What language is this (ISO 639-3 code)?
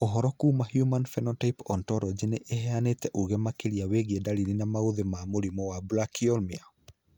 kik